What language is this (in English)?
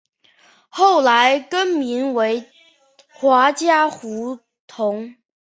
Chinese